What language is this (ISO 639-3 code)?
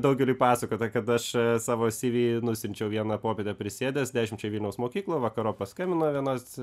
lit